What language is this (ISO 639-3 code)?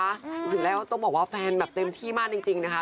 tha